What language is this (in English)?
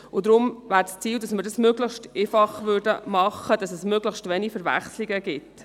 Swiss German